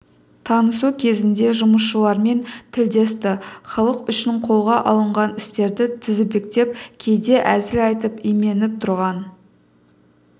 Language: Kazakh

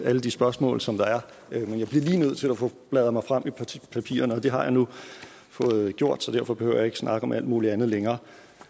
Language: Danish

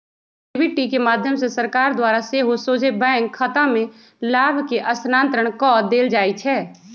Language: Magahi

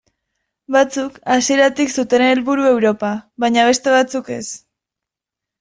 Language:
Basque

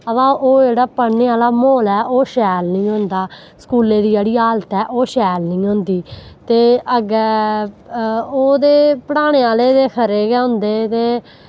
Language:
Dogri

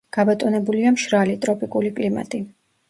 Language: Georgian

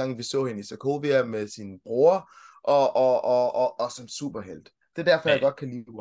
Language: Danish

